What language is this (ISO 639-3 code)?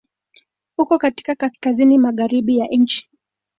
swa